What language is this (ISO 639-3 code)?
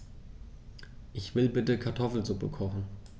deu